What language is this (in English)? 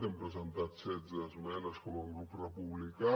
Catalan